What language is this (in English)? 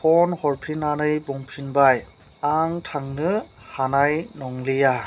Bodo